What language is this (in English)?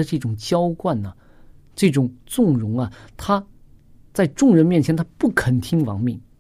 Chinese